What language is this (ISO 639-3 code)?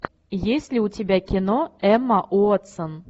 rus